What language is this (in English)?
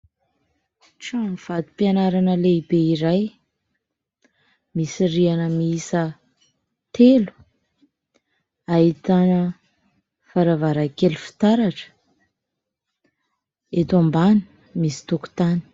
Malagasy